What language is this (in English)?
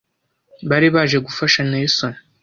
Kinyarwanda